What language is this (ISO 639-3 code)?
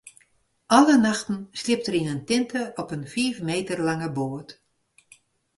fry